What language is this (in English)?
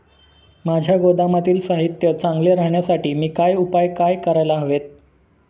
Marathi